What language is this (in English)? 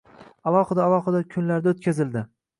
Uzbek